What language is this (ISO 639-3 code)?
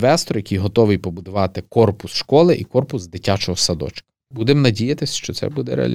ukr